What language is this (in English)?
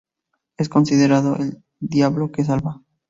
Spanish